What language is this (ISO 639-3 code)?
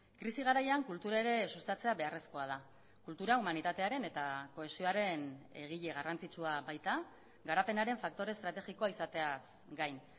eus